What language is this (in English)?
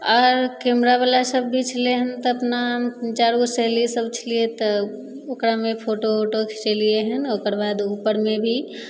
Maithili